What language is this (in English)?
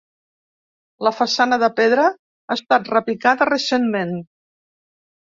Catalan